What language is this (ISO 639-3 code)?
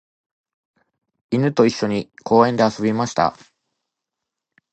jpn